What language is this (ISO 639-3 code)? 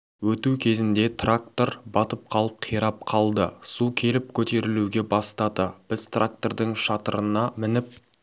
kaz